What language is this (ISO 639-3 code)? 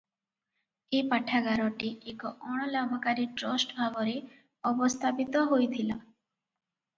ori